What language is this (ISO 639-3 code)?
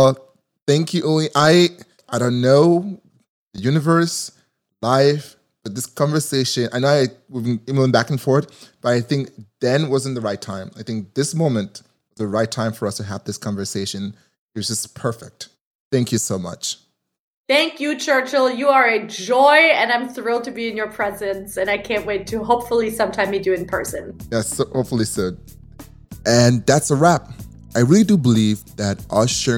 eng